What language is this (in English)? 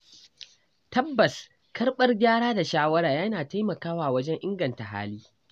Hausa